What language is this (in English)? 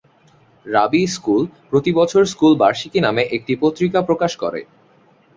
Bangla